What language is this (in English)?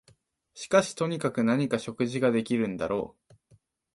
Japanese